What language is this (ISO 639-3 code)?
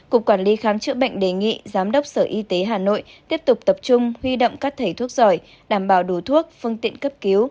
vie